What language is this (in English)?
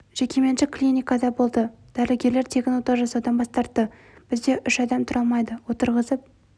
Kazakh